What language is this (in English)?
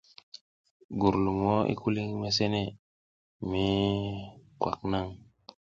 South Giziga